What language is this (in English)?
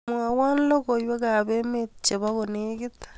Kalenjin